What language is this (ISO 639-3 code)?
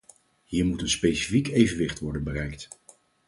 nld